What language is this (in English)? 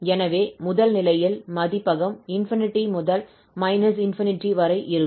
Tamil